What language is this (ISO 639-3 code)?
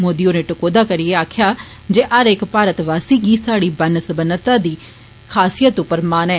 doi